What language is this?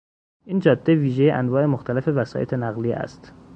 Persian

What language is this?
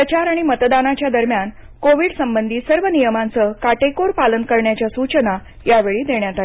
Marathi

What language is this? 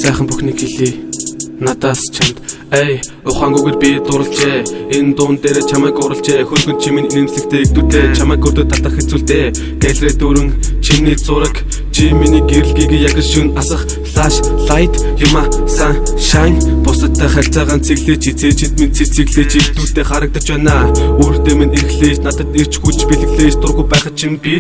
Mongolian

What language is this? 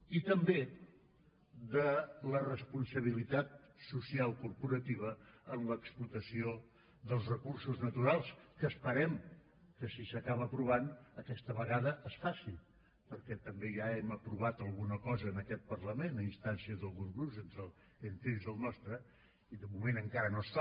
Catalan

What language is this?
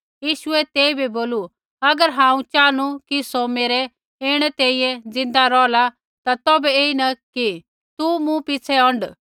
Kullu Pahari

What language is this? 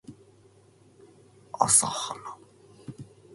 Japanese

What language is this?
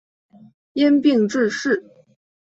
Chinese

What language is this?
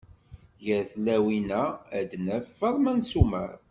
Kabyle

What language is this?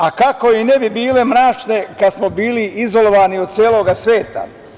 Serbian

